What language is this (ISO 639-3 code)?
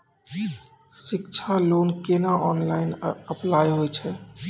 mai